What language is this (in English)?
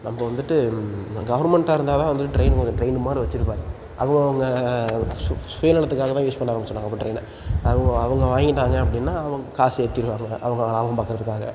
Tamil